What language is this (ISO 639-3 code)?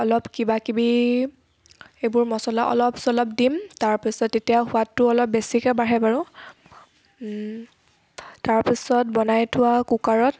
asm